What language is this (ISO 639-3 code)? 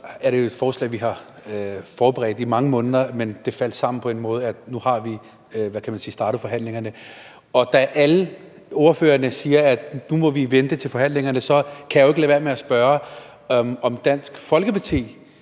dan